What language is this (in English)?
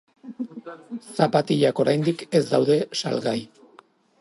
Basque